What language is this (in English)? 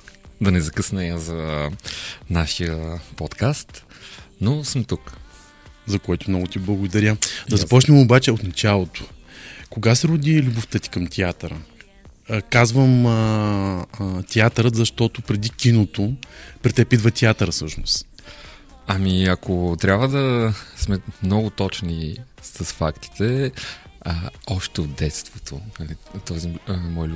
Bulgarian